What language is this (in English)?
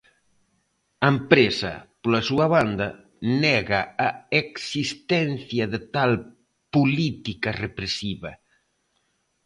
Galician